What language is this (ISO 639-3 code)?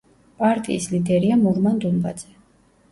kat